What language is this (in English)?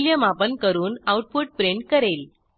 Marathi